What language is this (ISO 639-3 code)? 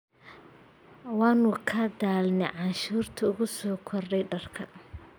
som